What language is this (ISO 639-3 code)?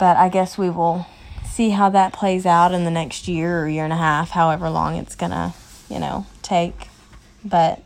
eng